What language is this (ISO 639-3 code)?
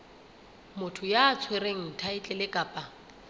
sot